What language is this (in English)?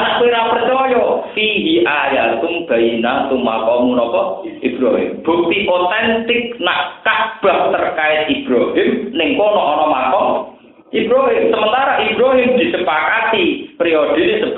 Indonesian